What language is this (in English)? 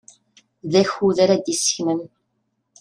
Kabyle